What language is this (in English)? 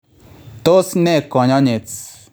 Kalenjin